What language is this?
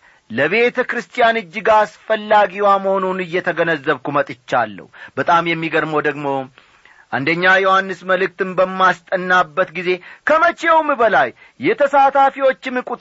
Amharic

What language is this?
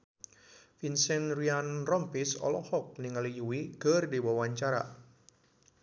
Sundanese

